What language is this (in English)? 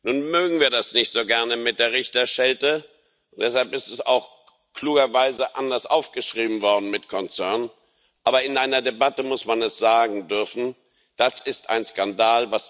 German